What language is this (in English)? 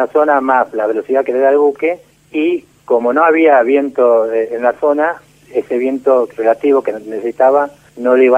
Spanish